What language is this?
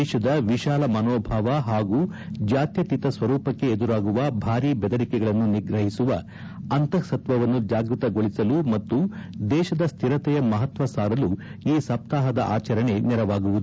Kannada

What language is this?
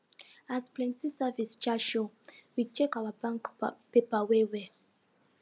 Nigerian Pidgin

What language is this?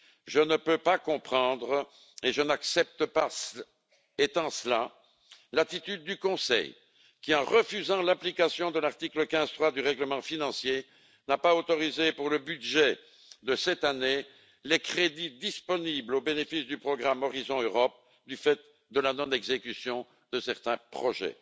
French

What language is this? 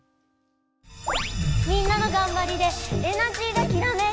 Japanese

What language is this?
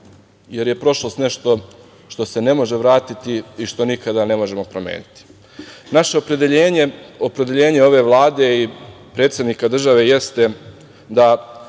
Serbian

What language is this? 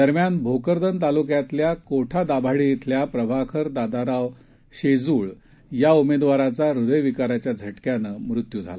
Marathi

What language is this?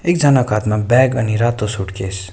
Nepali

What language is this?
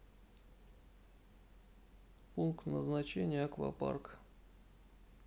Russian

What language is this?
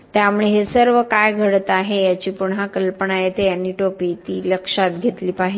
Marathi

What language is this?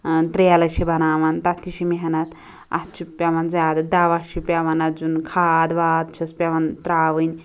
Kashmiri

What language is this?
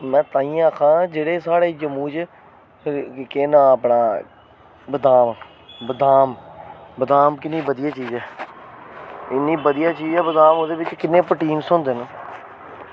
Dogri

